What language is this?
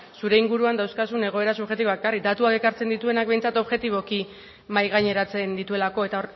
Basque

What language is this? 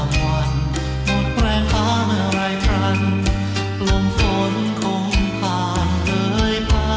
Thai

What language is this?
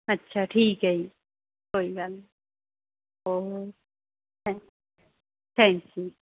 Punjabi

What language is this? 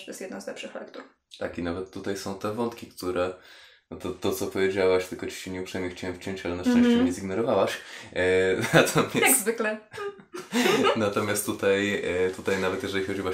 Polish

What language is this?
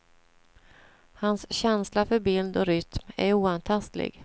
Swedish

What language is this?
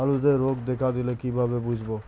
Bangla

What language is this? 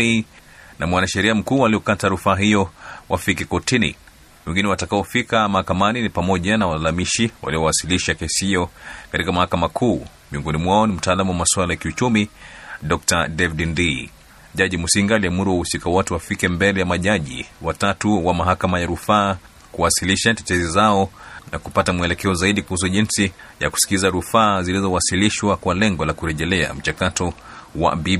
Swahili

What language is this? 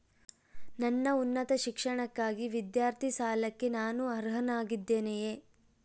Kannada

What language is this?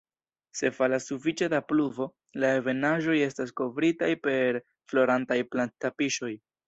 Esperanto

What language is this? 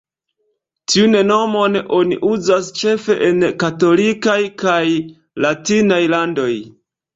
Esperanto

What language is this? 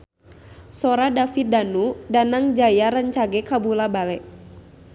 Sundanese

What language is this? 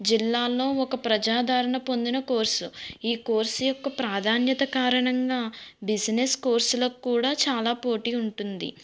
Telugu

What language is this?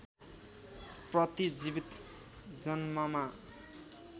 Nepali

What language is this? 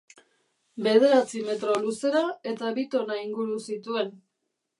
Basque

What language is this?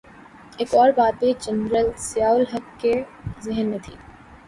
Urdu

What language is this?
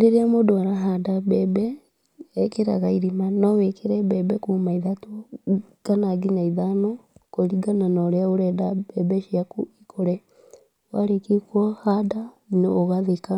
Kikuyu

